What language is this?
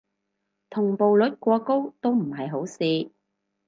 Cantonese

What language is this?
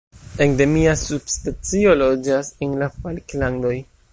Esperanto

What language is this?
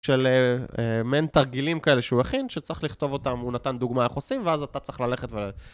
Hebrew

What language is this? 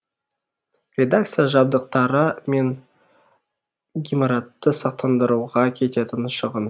Kazakh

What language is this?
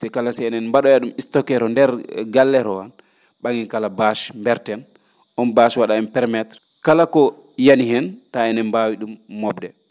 Fula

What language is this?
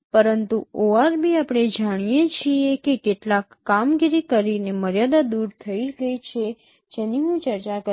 Gujarati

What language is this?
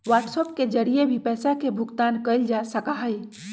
Magahi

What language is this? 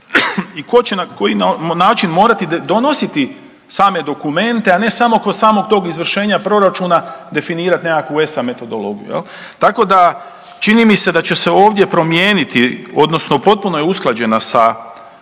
Croatian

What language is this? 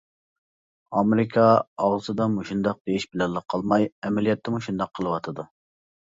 Uyghur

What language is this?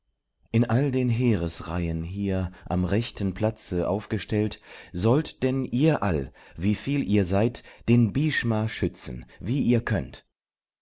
German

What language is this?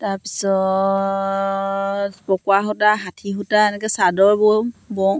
Assamese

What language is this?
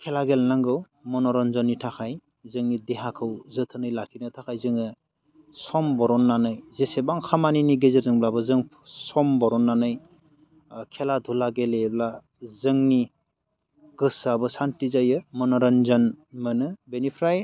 Bodo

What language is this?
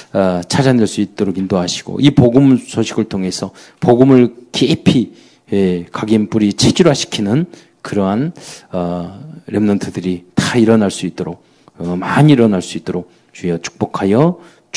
Korean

